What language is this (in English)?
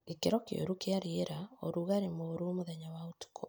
Kikuyu